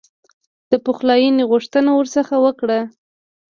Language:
Pashto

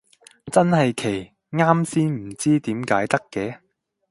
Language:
Cantonese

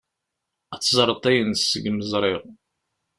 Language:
Kabyle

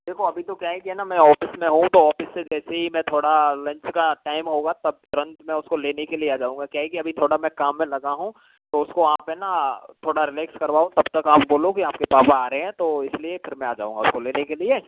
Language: Hindi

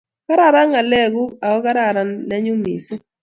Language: Kalenjin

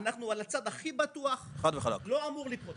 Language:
Hebrew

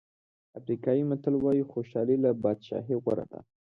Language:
Pashto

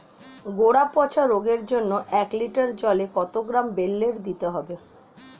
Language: Bangla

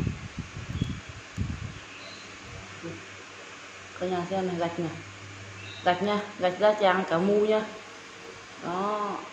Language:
Vietnamese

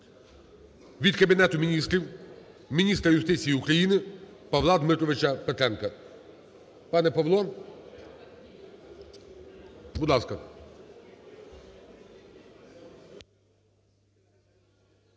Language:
Ukrainian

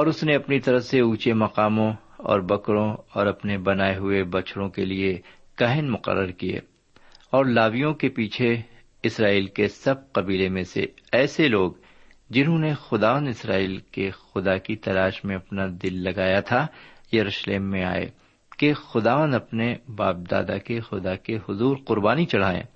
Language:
Urdu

